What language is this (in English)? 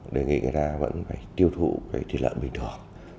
Vietnamese